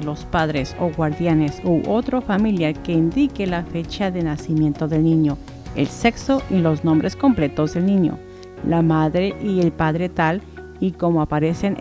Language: Spanish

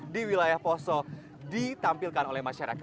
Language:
Indonesian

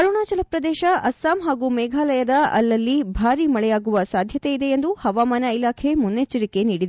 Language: Kannada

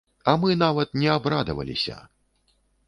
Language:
Belarusian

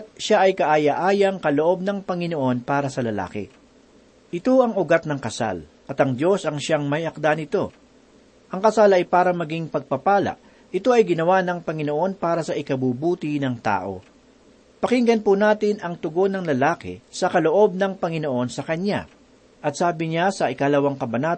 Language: Filipino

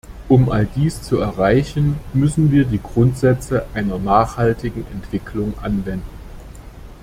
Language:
German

